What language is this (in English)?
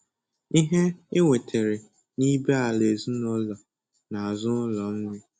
Igbo